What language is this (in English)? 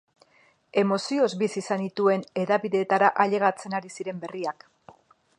Basque